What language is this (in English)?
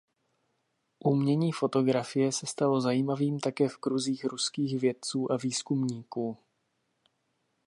Czech